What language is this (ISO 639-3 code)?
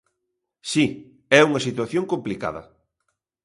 glg